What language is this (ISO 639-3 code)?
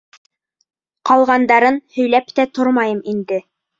bak